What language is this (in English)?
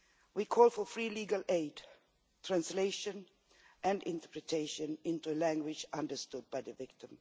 English